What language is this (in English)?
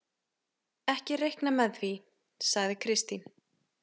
Icelandic